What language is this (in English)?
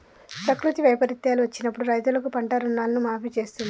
Telugu